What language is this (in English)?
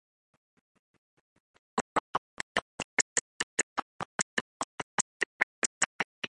English